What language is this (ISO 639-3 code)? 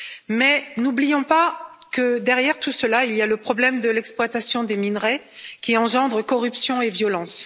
fra